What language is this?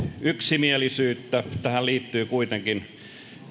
Finnish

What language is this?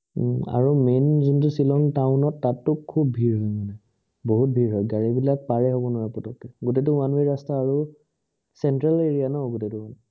Assamese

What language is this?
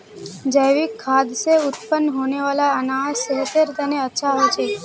Magahi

